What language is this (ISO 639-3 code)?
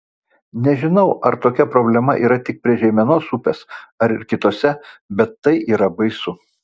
lit